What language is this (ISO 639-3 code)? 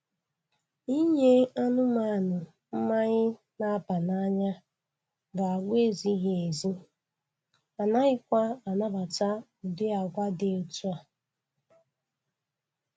ibo